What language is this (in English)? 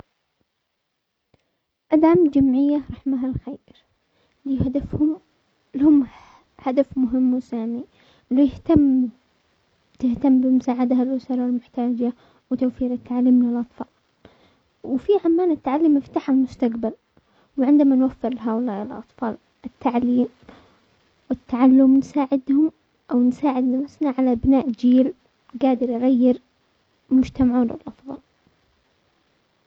Omani Arabic